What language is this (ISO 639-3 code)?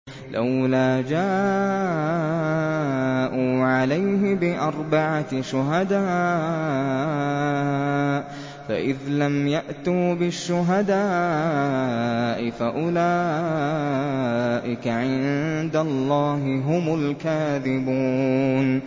ara